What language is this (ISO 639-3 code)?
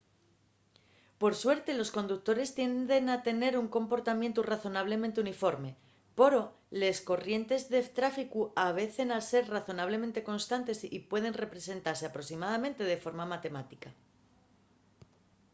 ast